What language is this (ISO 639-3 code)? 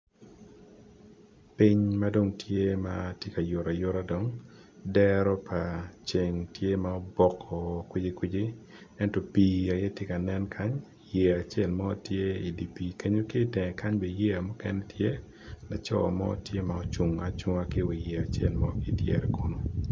ach